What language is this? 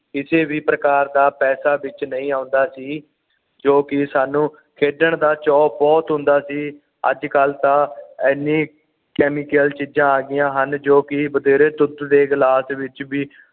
Punjabi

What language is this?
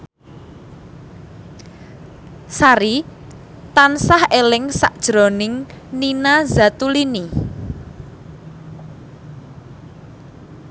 Javanese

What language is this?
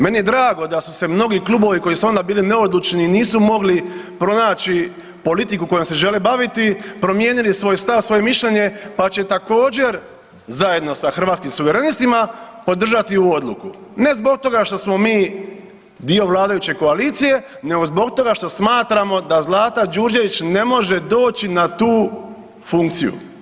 Croatian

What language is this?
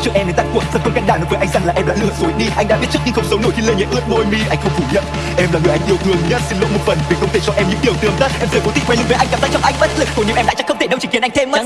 Vietnamese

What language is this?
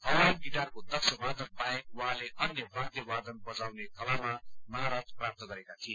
Nepali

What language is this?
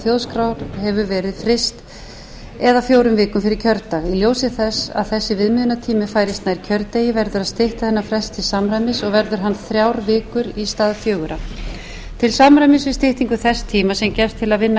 Icelandic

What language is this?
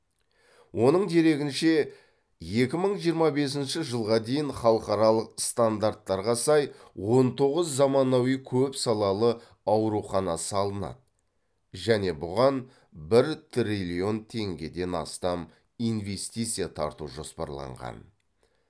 Kazakh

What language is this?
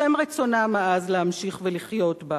Hebrew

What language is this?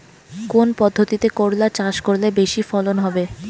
Bangla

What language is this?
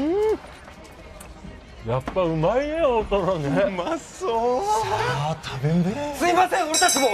Japanese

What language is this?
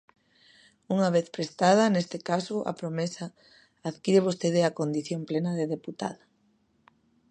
Galician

